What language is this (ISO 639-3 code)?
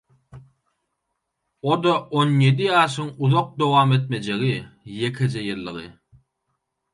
tuk